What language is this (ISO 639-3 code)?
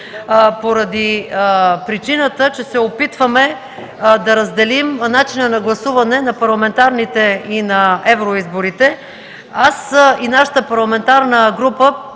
bul